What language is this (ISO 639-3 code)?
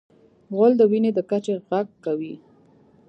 pus